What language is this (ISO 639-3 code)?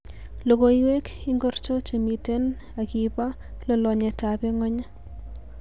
kln